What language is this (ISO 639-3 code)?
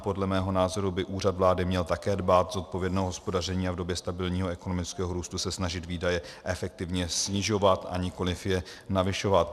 ces